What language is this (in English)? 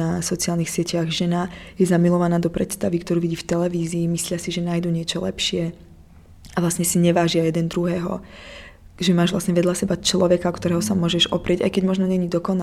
Czech